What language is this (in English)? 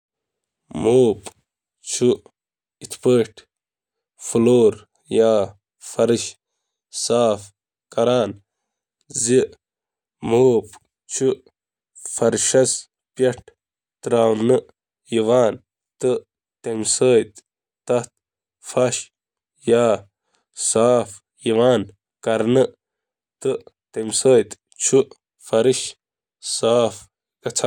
Kashmiri